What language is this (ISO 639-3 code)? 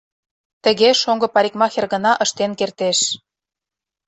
chm